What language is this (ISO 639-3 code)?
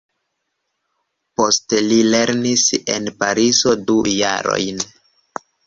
epo